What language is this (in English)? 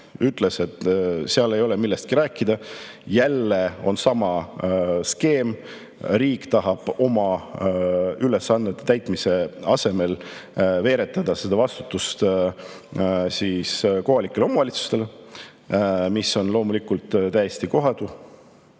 Estonian